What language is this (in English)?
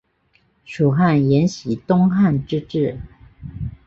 Chinese